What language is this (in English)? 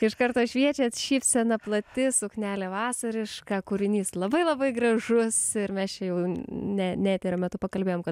Lithuanian